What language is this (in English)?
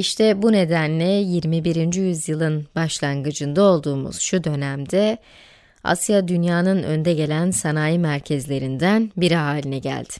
Turkish